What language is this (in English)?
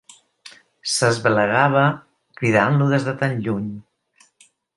Catalan